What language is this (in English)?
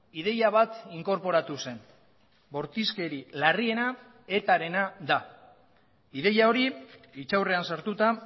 Basque